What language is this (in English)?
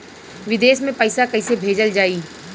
Bhojpuri